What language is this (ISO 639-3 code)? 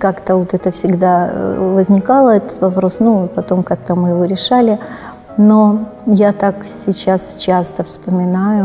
rus